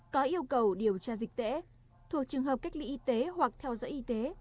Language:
Vietnamese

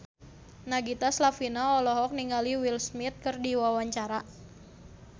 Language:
Sundanese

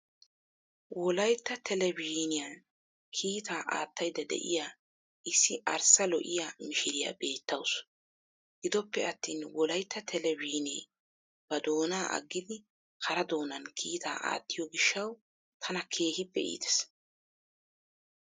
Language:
Wolaytta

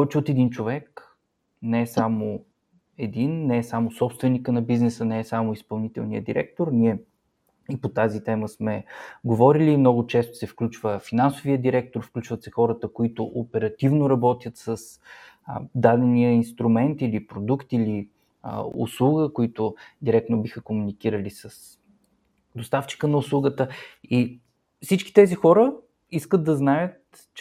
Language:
Bulgarian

